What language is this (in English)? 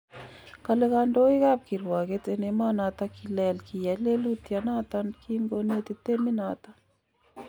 Kalenjin